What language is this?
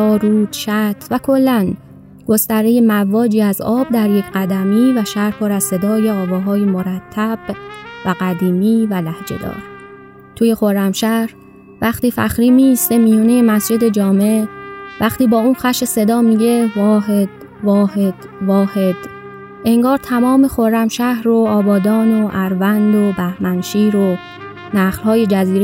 Persian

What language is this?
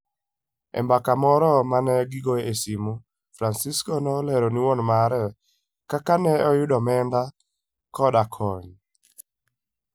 Luo (Kenya and Tanzania)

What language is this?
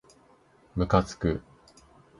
Japanese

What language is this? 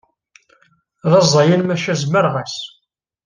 Kabyle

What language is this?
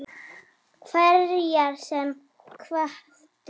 Icelandic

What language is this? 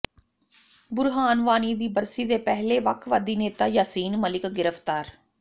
Punjabi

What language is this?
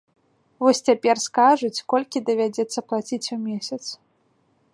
Belarusian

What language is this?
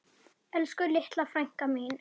Icelandic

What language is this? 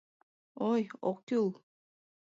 Mari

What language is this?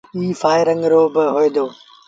Sindhi Bhil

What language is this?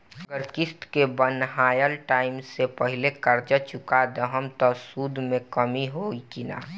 Bhojpuri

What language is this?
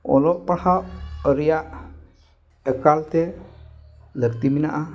Santali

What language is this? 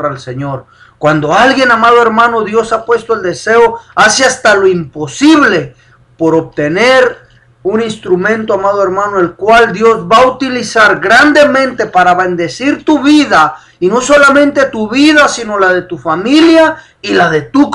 Spanish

